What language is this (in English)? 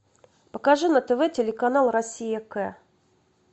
Russian